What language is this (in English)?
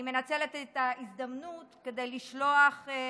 Hebrew